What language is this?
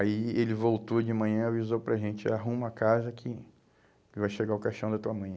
Portuguese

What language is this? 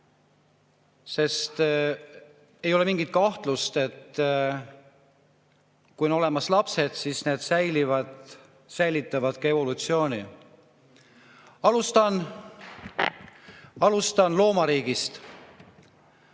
Estonian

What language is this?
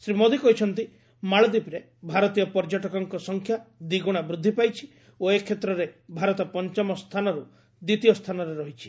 Odia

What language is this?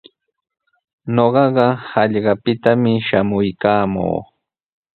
Sihuas Ancash Quechua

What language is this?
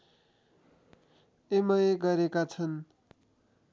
Nepali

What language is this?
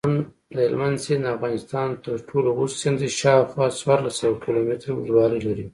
Pashto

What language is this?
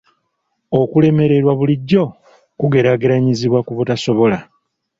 Ganda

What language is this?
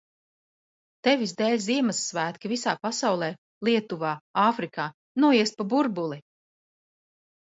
Latvian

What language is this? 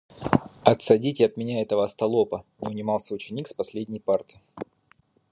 Russian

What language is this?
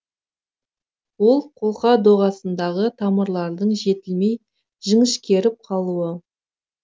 Kazakh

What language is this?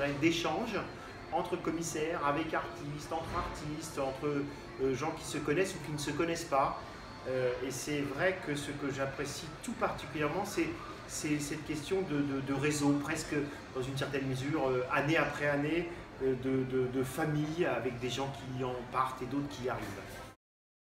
French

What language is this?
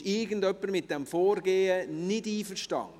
Swiss German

